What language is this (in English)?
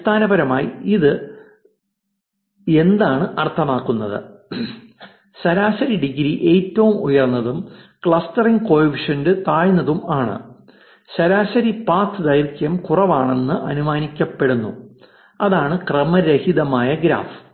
Malayalam